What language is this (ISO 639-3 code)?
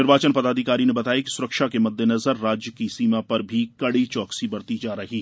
hin